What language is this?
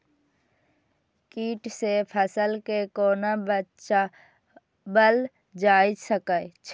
Maithili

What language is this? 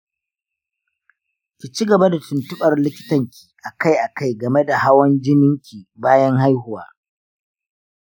Hausa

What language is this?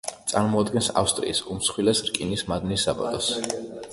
Georgian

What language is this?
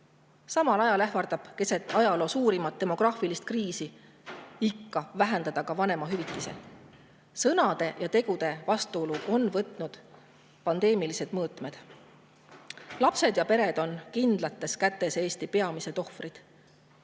Estonian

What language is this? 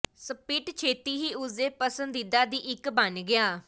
Punjabi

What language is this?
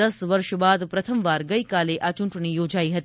Gujarati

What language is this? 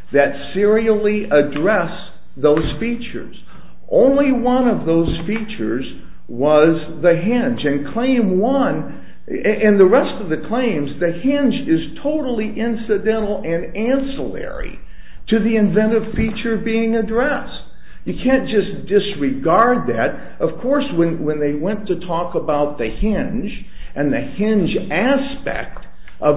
English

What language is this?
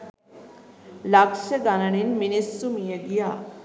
Sinhala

